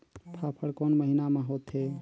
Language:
Chhattisgarhi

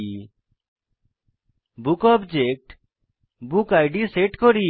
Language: Bangla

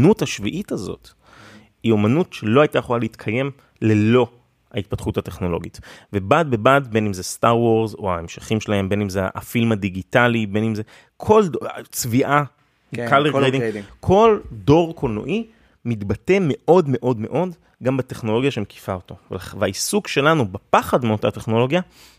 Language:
Hebrew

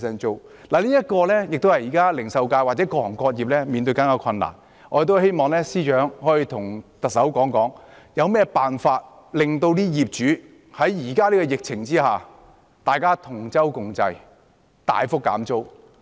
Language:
Cantonese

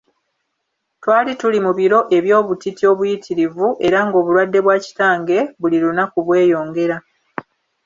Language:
Ganda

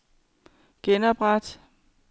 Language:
Danish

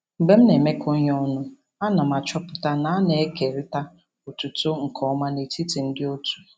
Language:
Igbo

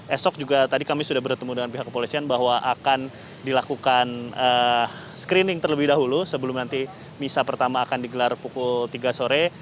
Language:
Indonesian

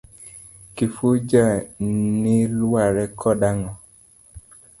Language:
Luo (Kenya and Tanzania)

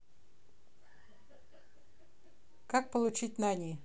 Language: Russian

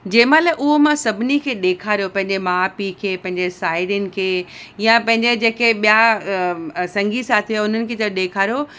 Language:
Sindhi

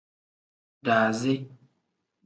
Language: Tem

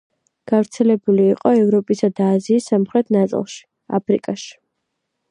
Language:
Georgian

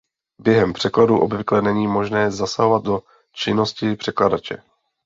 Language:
Czech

